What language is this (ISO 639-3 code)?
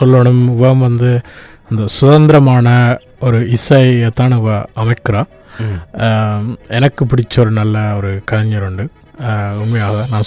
tam